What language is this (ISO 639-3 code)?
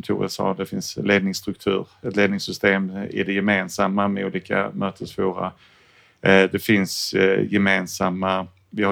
swe